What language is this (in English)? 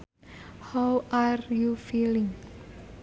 Sundanese